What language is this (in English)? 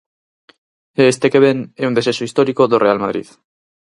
Galician